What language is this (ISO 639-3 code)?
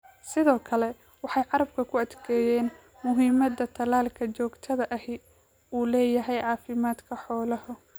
som